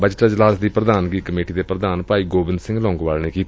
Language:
Punjabi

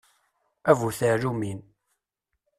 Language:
Kabyle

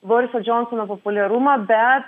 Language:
Lithuanian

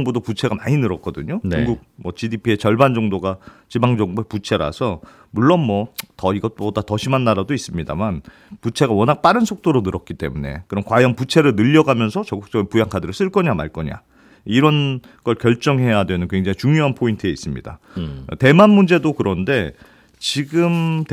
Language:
Korean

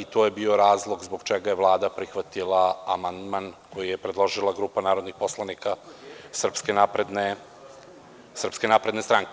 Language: Serbian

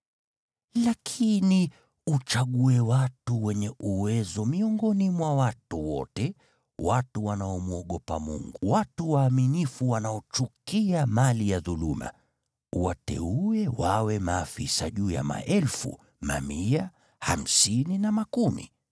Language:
Swahili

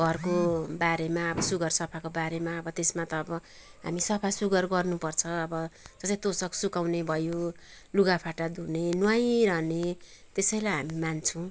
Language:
Nepali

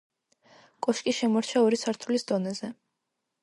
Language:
Georgian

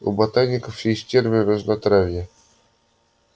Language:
Russian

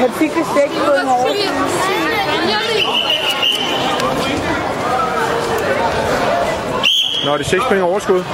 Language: Danish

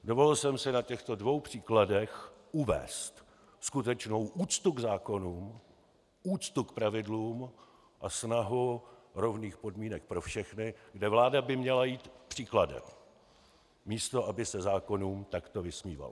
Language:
Czech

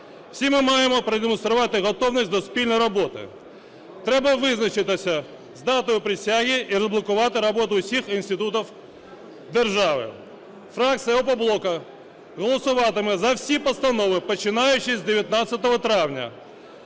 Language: Ukrainian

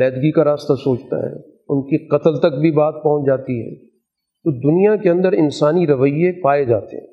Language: Urdu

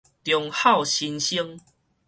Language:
Min Nan Chinese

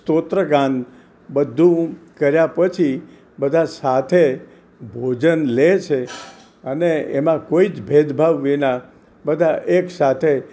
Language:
Gujarati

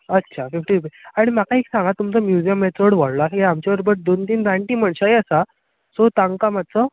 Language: Konkani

